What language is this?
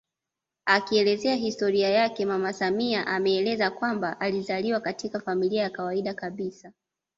Swahili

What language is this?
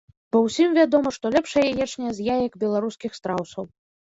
Belarusian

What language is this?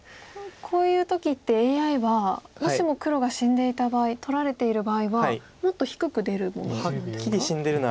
Japanese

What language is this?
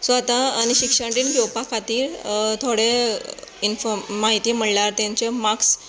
Konkani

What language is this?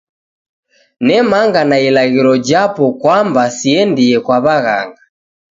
Taita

